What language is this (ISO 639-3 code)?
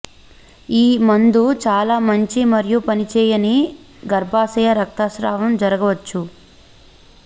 tel